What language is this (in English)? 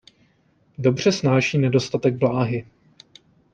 Czech